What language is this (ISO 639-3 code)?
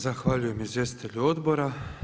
hrv